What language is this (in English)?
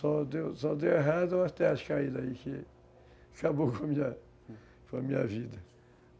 Portuguese